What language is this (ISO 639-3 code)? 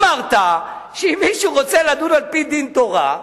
heb